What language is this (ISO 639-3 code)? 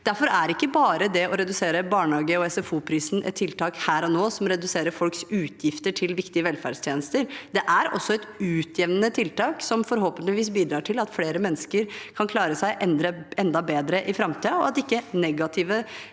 nor